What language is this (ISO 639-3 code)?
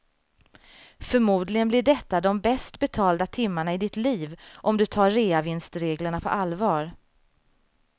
swe